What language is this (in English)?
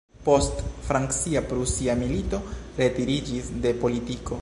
Esperanto